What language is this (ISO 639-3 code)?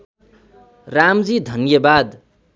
nep